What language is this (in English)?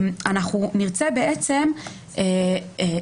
Hebrew